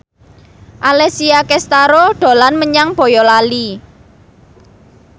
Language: Javanese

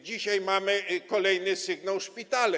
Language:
Polish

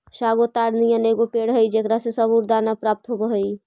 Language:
Magahi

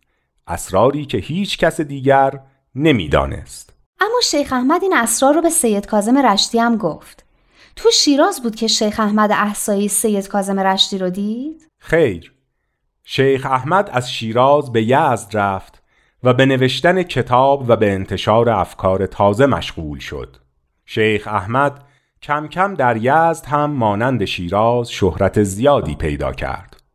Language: Persian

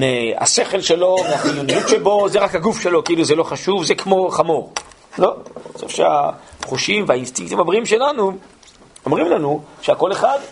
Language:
Hebrew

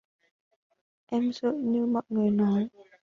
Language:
Vietnamese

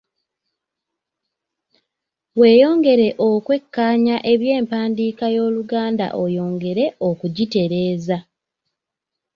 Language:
Ganda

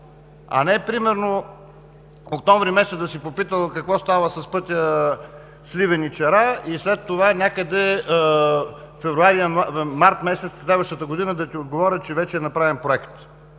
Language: Bulgarian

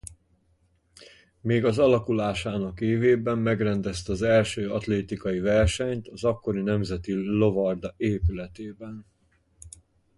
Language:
Hungarian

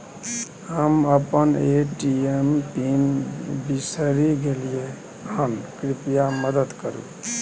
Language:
Maithili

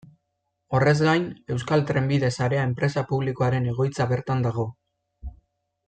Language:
Basque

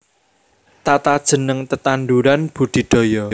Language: Javanese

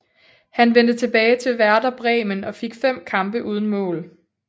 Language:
Danish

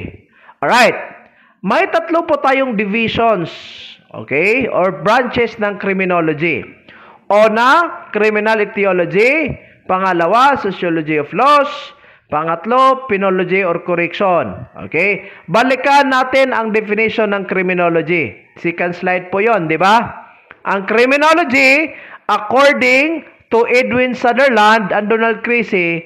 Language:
Filipino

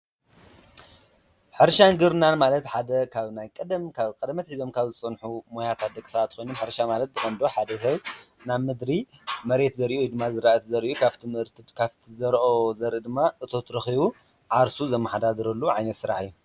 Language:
Tigrinya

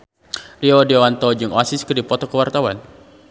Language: Sundanese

